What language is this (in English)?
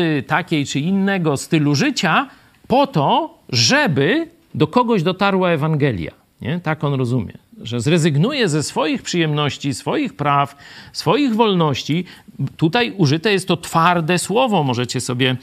Polish